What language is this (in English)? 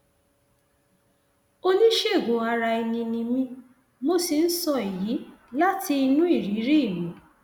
Yoruba